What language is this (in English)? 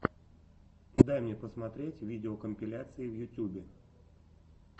Russian